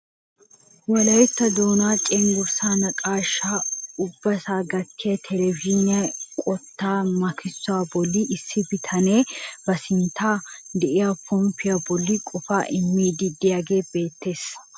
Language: Wolaytta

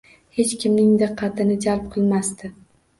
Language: Uzbek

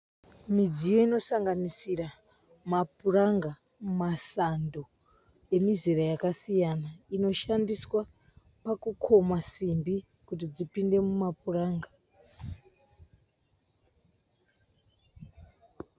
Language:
Shona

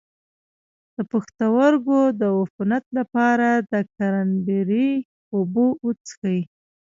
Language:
Pashto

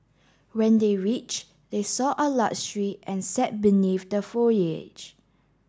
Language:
English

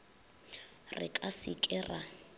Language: Northern Sotho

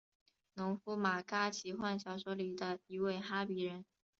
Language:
Chinese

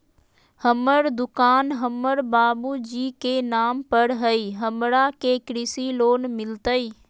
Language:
Magahi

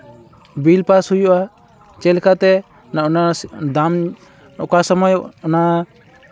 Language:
Santali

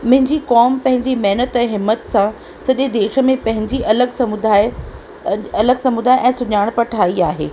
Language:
Sindhi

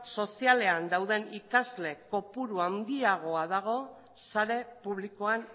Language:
Basque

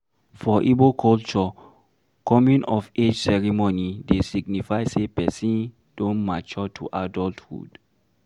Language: Nigerian Pidgin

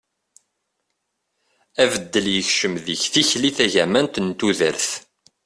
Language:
Kabyle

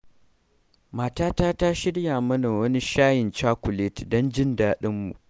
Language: Hausa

